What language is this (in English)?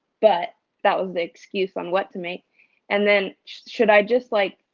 English